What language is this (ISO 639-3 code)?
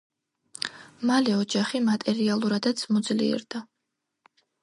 kat